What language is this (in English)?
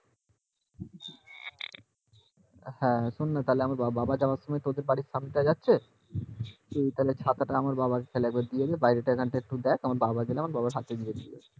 Bangla